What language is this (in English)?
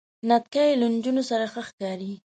Pashto